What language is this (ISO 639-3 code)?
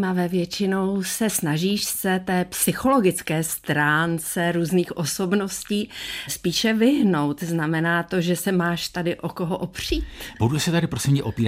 ces